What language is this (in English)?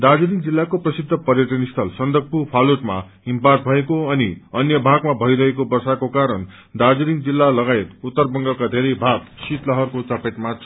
Nepali